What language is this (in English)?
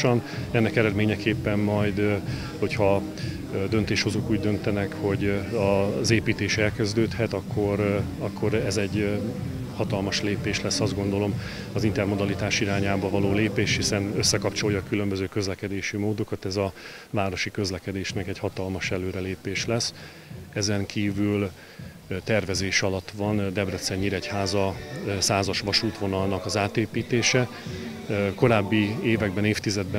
Hungarian